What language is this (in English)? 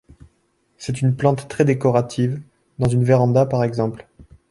French